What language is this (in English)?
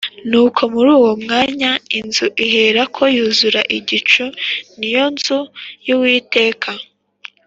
Kinyarwanda